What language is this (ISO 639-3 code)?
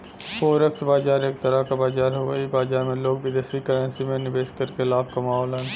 bho